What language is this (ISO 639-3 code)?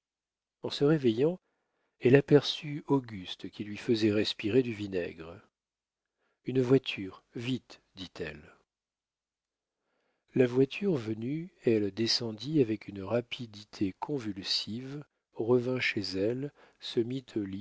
fra